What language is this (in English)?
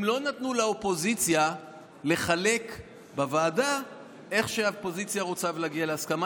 Hebrew